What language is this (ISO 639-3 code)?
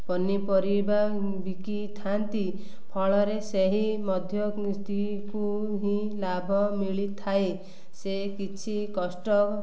ori